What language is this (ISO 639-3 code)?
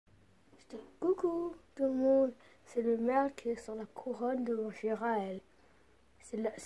fra